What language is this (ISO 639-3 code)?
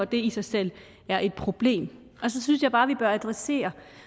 dan